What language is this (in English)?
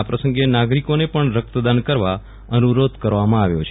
Gujarati